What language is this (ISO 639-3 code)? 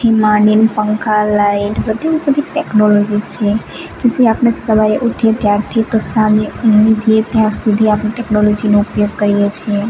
guj